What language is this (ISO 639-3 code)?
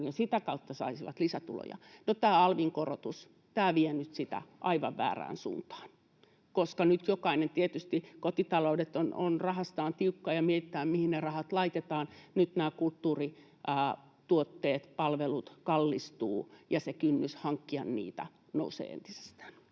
fin